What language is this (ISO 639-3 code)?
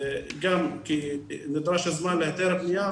heb